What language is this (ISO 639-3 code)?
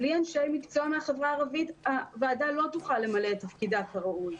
heb